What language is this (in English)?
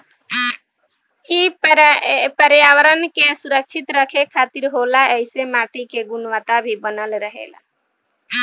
Bhojpuri